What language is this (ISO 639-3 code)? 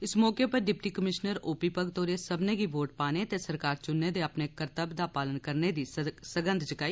doi